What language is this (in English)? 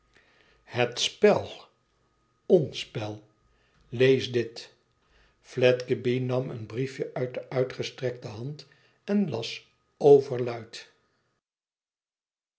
Dutch